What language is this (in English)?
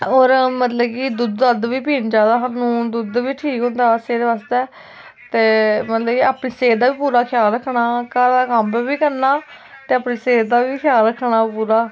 Dogri